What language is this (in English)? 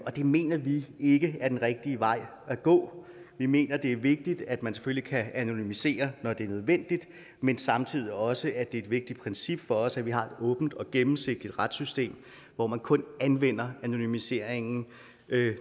Danish